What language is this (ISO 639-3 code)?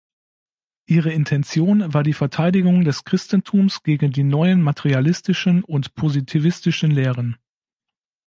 deu